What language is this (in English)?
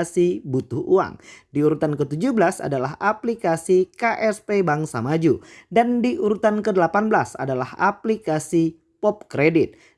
Indonesian